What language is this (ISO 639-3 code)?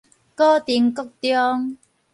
nan